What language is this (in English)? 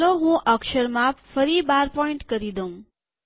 Gujarati